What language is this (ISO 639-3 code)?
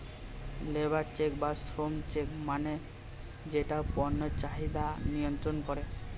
ben